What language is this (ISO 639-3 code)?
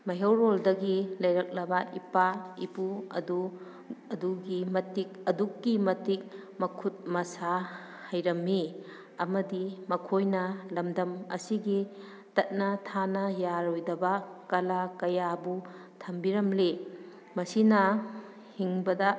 mni